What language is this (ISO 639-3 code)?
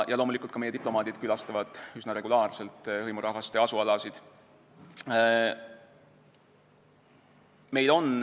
est